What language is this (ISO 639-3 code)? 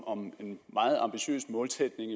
dan